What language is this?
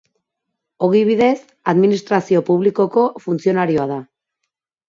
Basque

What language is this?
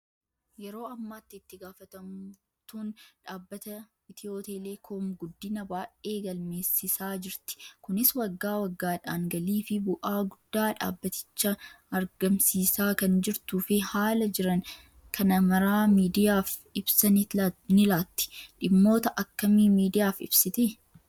Oromo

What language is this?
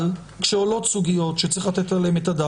Hebrew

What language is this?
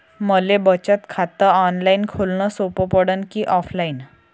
Marathi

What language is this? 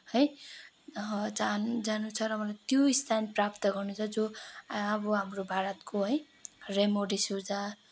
Nepali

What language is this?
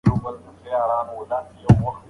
Pashto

